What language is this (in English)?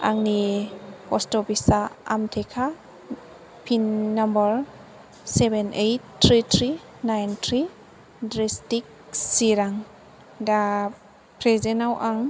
Bodo